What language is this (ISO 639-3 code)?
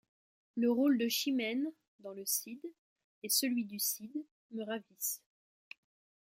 fra